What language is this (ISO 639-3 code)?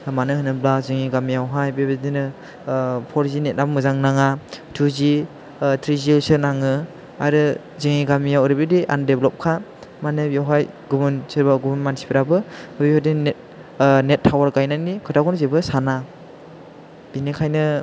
brx